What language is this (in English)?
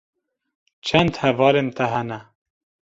Kurdish